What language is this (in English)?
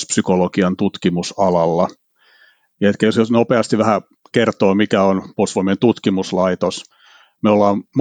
Finnish